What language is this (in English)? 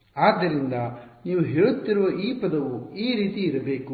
Kannada